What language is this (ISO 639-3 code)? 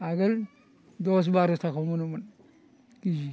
brx